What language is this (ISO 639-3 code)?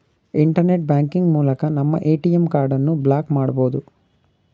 kan